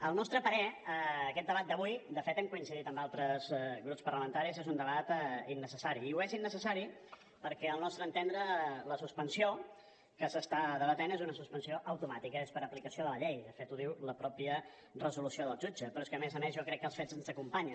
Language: Catalan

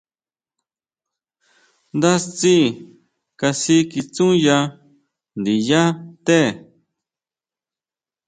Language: Huautla Mazatec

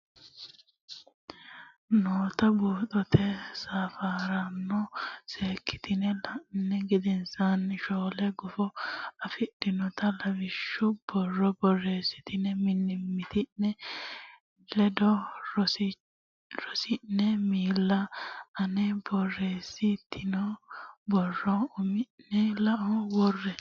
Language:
Sidamo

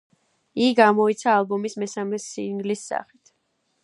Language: Georgian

